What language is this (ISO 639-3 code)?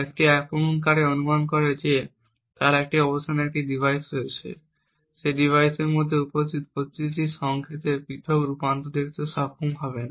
ben